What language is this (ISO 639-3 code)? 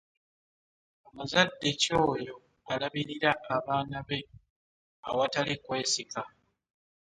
lug